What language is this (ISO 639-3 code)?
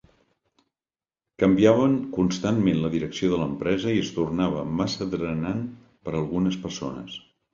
cat